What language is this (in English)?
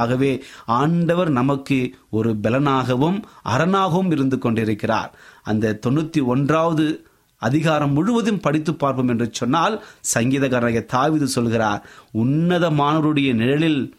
Tamil